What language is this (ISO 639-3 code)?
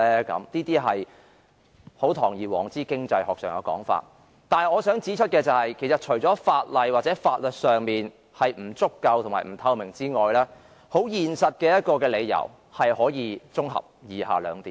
yue